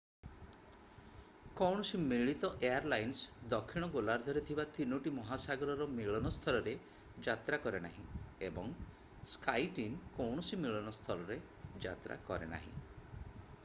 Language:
Odia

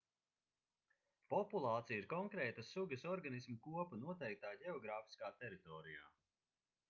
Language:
Latvian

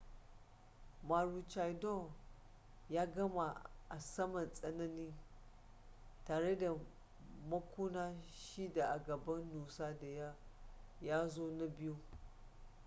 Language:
Hausa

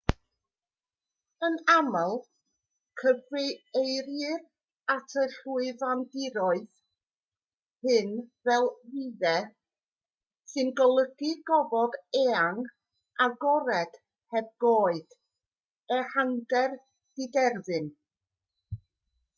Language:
Welsh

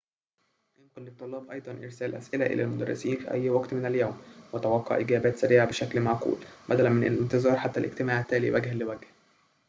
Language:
Arabic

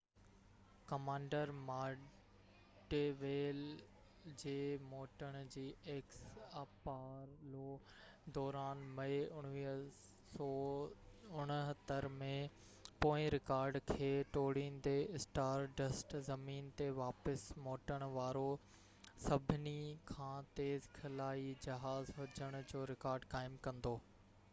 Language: Sindhi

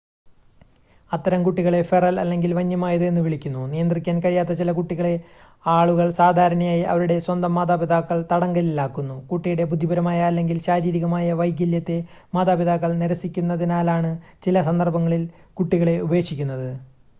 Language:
Malayalam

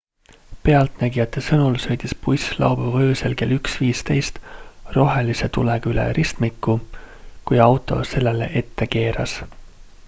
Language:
Estonian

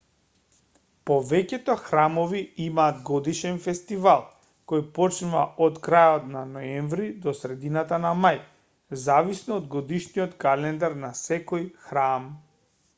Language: Macedonian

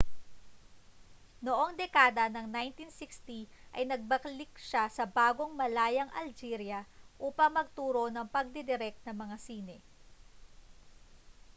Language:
Filipino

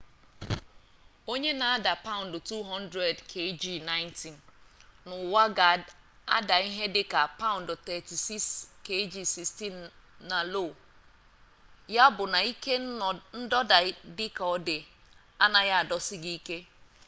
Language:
Igbo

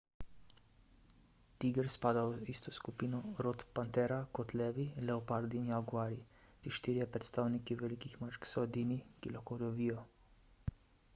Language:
Slovenian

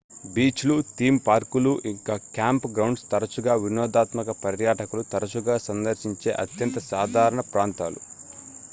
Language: Telugu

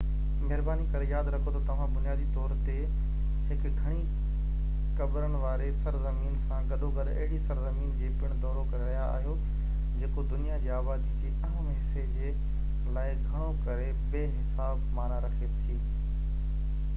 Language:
Sindhi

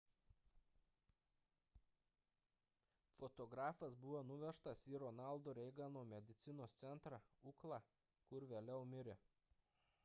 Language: Lithuanian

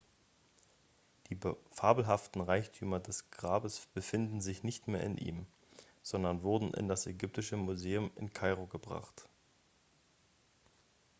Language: German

